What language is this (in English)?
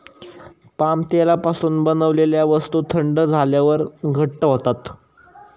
Marathi